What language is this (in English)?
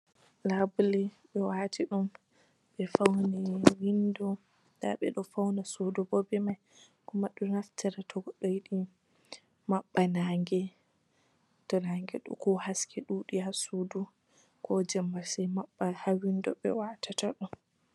Fula